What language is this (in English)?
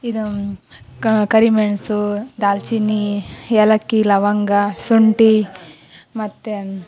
Kannada